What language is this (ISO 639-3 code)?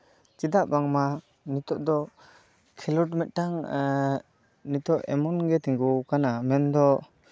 sat